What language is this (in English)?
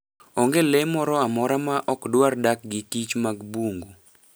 Luo (Kenya and Tanzania)